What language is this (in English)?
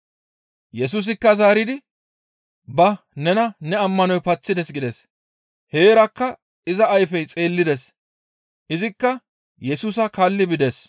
Gamo